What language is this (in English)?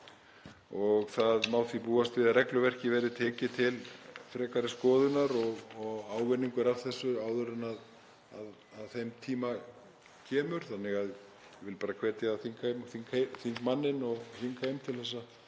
Icelandic